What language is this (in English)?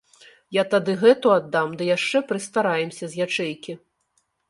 Belarusian